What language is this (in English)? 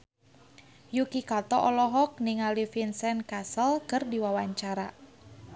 Sundanese